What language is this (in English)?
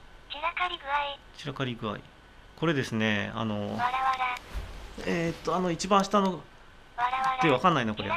Japanese